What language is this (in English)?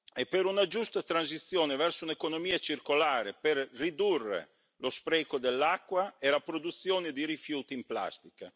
Italian